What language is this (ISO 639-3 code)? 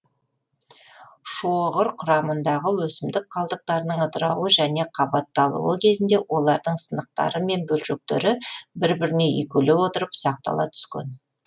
kaz